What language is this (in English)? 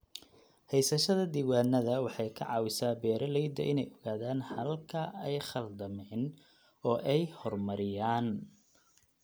Somali